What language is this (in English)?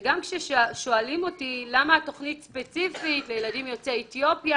Hebrew